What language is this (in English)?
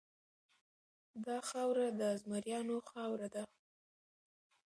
Pashto